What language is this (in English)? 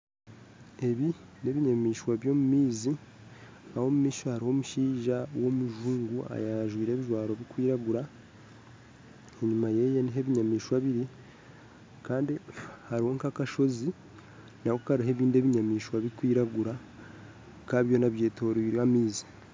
Nyankole